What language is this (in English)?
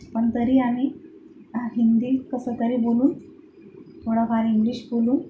Marathi